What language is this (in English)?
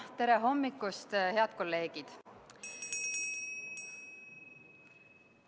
Estonian